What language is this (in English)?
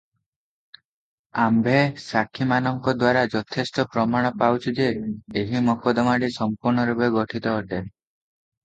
Odia